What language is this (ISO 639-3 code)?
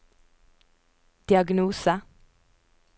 nor